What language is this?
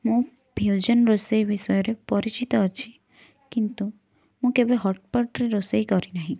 Odia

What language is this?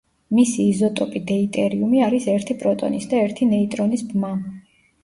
Georgian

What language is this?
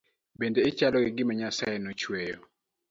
Luo (Kenya and Tanzania)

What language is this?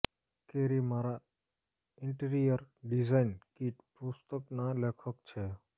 Gujarati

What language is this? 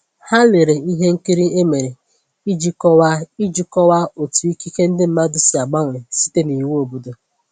Igbo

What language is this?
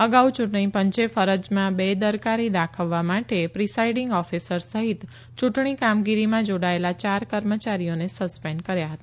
Gujarati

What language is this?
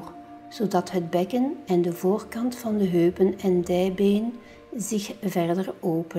Dutch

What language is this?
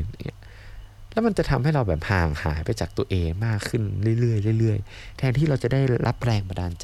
Thai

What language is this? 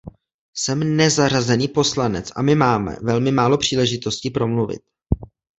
Czech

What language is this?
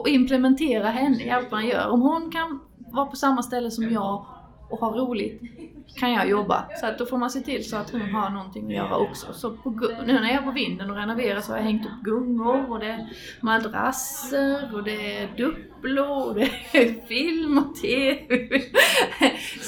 Swedish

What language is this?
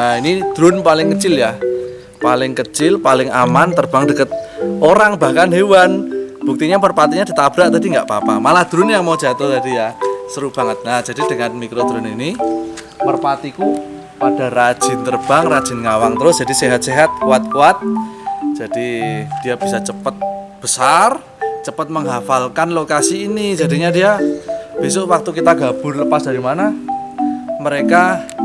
Indonesian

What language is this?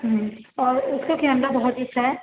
Urdu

